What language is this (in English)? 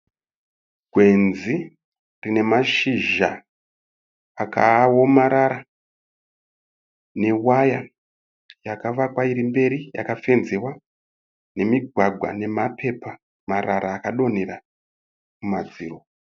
Shona